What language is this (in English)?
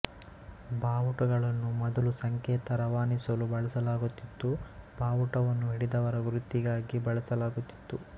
Kannada